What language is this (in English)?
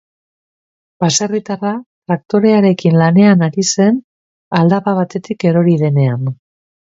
Basque